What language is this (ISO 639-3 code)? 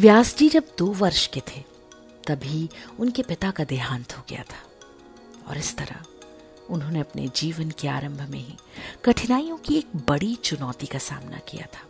hin